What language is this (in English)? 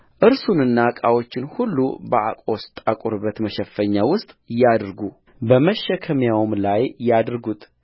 Amharic